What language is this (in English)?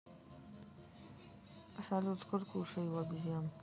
Russian